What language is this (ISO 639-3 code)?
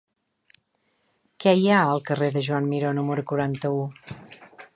cat